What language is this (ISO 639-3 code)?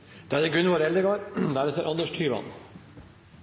nob